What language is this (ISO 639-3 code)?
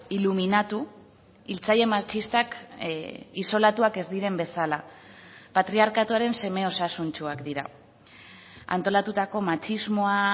eus